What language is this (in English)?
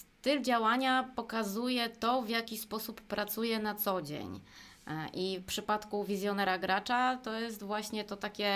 Polish